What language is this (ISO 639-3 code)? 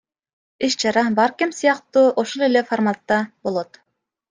kir